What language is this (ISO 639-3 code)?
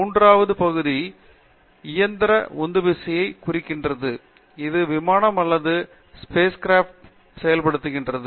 tam